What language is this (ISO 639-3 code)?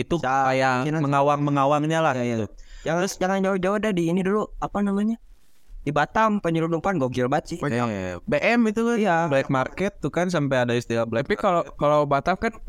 ind